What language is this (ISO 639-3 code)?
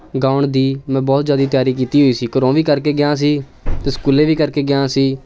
pan